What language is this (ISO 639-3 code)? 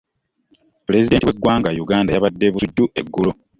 lug